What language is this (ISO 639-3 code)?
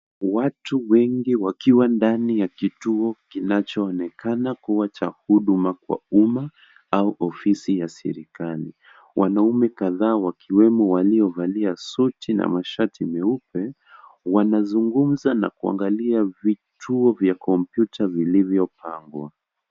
swa